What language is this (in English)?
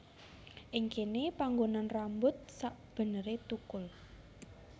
Javanese